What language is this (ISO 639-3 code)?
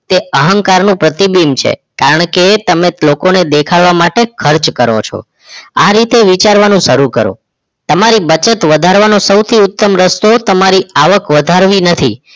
guj